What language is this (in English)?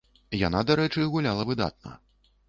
Belarusian